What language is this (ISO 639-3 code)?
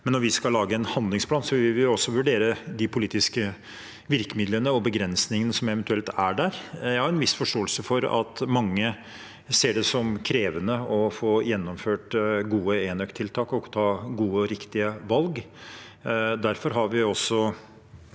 nor